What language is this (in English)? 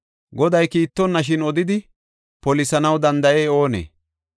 Gofa